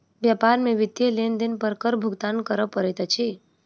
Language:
Maithili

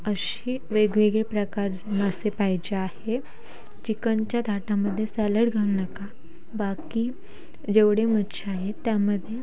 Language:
Marathi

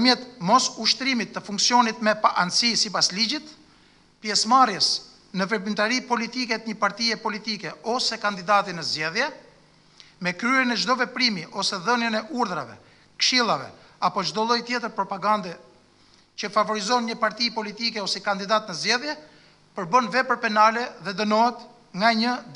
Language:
Romanian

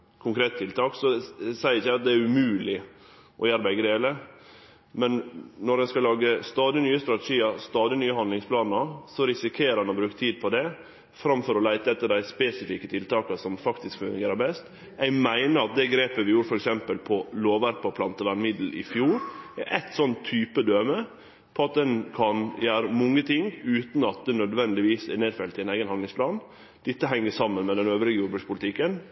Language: Norwegian Nynorsk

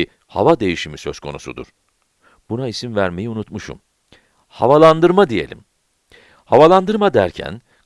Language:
Turkish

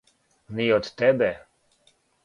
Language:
Serbian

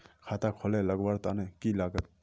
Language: Magahi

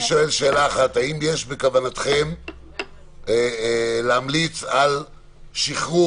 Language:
Hebrew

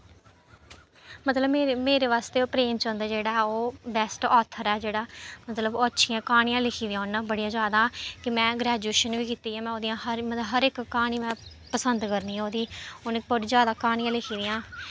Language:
Dogri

